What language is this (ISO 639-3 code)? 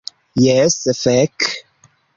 epo